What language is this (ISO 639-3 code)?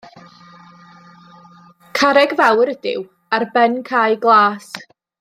cym